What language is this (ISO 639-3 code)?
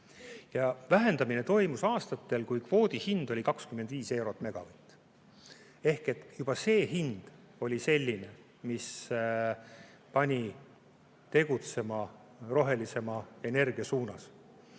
est